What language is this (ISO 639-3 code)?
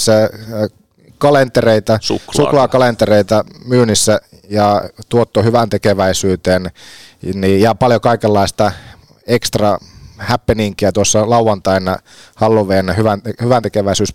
fin